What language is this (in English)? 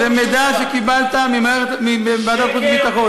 Hebrew